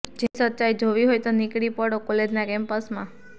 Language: Gujarati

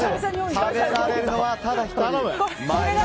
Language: Japanese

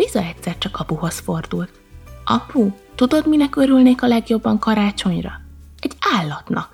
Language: Hungarian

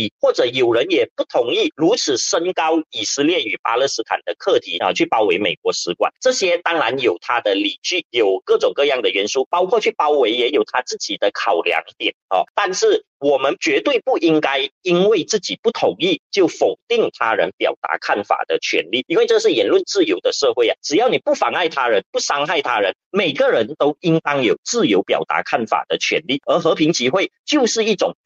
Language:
Chinese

